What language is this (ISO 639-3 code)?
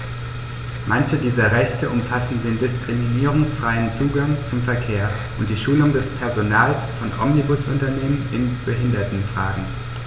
deu